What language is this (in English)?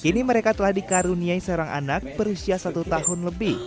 Indonesian